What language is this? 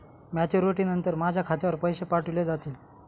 Marathi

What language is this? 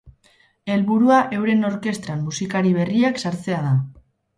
Basque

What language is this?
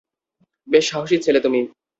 Bangla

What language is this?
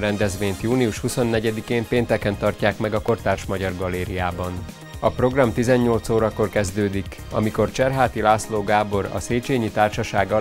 Hungarian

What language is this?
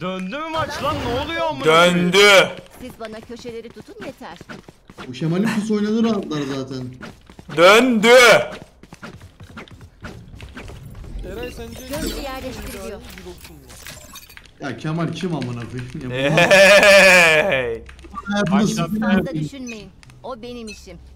Turkish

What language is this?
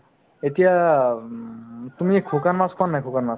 Assamese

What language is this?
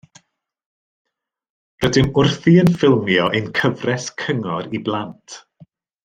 Welsh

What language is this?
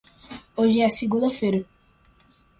Portuguese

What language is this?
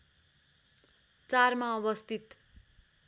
Nepali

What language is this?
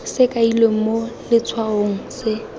Tswana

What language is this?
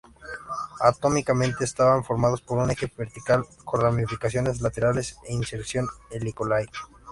Spanish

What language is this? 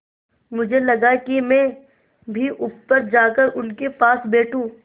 Hindi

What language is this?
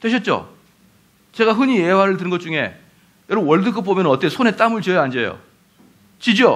Korean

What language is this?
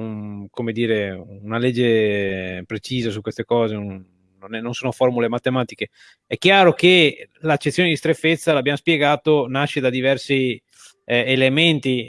Italian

